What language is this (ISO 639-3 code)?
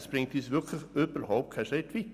gsw